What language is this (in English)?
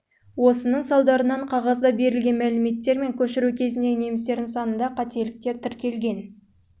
Kazakh